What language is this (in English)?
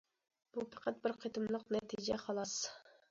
Uyghur